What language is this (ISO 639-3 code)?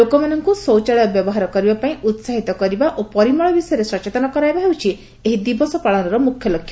ori